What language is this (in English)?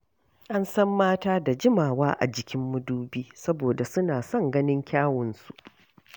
Hausa